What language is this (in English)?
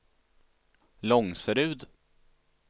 Swedish